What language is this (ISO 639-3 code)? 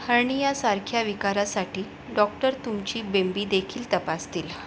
mar